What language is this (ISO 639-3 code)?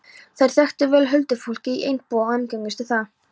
isl